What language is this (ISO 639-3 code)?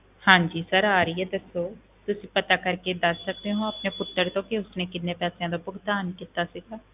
pan